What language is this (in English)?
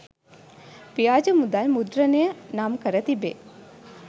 Sinhala